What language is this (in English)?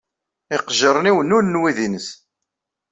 Kabyle